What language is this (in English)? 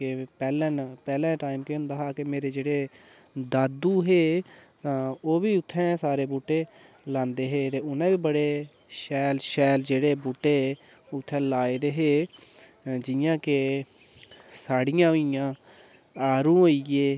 Dogri